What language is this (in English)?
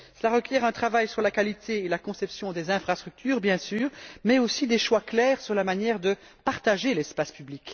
French